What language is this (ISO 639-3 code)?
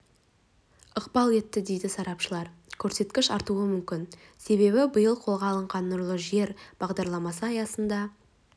kaz